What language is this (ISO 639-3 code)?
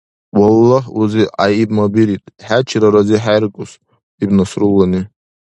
dar